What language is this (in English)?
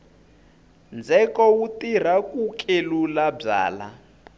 Tsonga